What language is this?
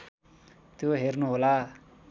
Nepali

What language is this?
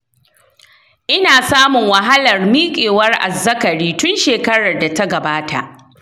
Hausa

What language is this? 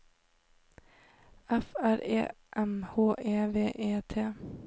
Norwegian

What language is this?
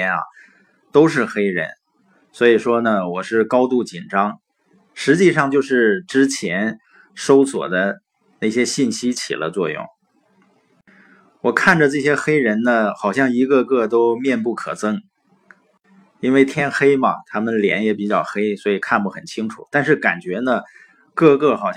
Chinese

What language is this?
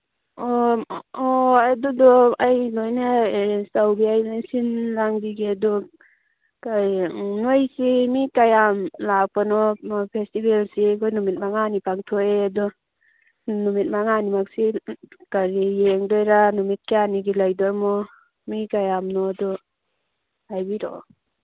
Manipuri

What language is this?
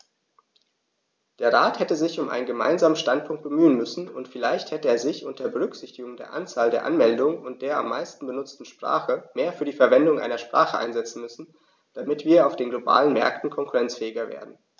German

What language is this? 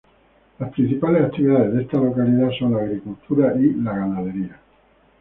Spanish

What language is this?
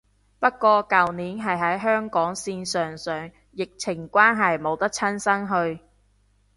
Cantonese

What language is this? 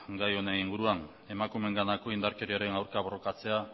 Basque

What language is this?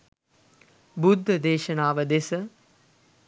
Sinhala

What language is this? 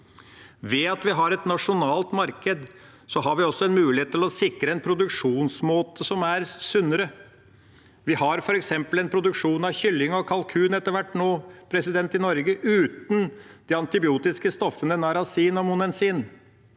Norwegian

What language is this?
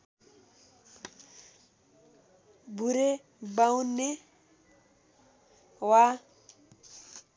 Nepali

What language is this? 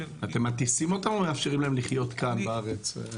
Hebrew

